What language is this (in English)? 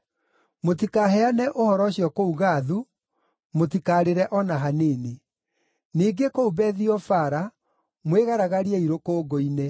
Kikuyu